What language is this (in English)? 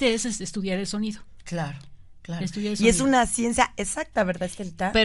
Spanish